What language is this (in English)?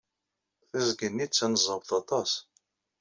Kabyle